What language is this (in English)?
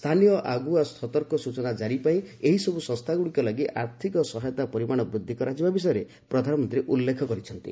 Odia